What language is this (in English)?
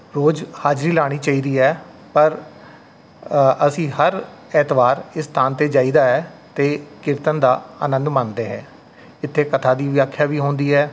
Punjabi